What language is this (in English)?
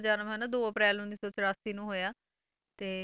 Punjabi